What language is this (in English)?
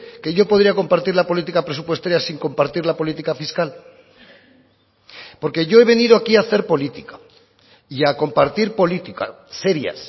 Spanish